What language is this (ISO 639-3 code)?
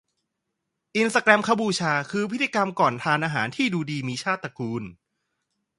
tha